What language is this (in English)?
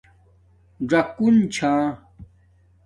Domaaki